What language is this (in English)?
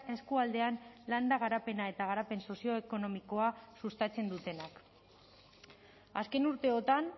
Basque